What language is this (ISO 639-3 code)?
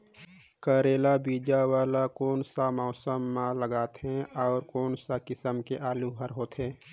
hne